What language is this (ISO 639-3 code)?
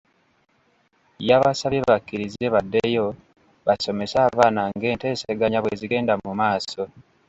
lug